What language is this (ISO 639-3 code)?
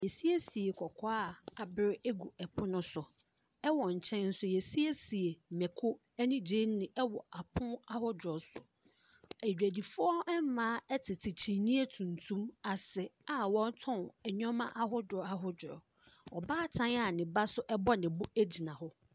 aka